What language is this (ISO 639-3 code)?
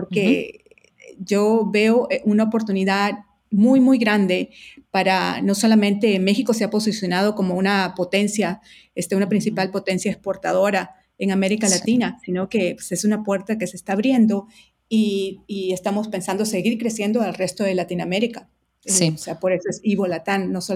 spa